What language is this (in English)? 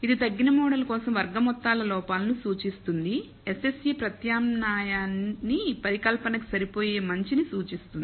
Telugu